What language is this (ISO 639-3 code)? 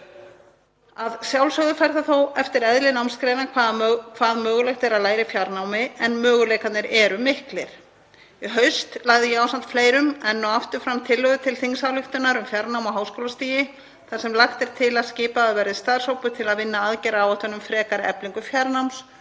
isl